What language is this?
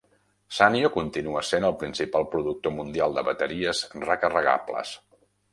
Catalan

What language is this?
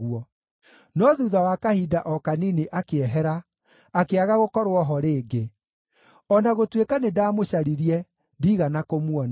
Kikuyu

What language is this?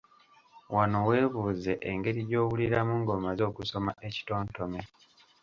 Ganda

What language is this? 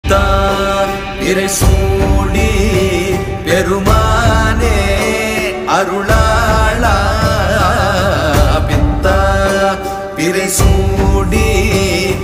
Arabic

